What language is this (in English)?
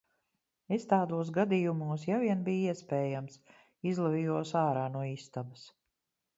Latvian